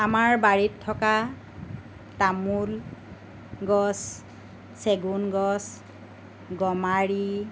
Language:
Assamese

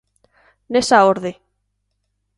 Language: Galician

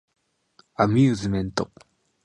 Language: Japanese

